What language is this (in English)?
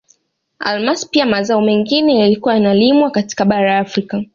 Swahili